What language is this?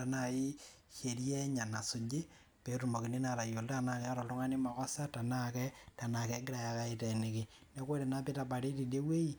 Masai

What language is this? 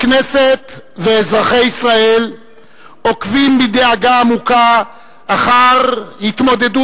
Hebrew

